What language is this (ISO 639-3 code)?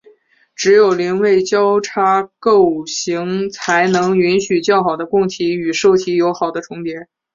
zho